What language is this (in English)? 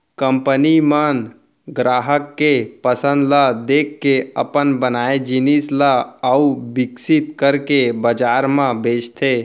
Chhattisgarhi